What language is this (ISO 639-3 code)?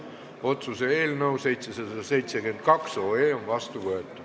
est